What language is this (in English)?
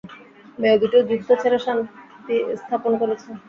Bangla